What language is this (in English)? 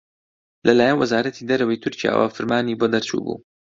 Central Kurdish